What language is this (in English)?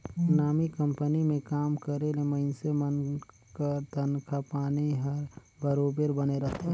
Chhattisgarhi